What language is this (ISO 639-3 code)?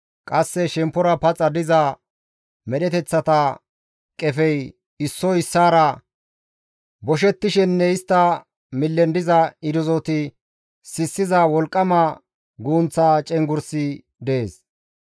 gmv